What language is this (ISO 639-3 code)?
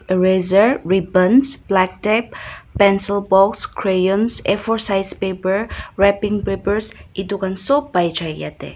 nag